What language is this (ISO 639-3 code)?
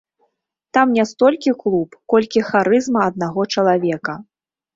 bel